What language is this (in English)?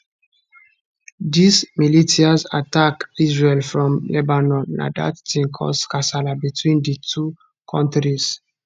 Nigerian Pidgin